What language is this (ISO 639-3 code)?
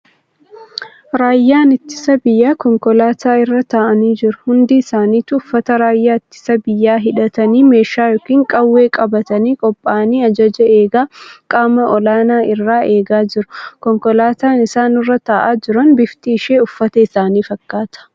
orm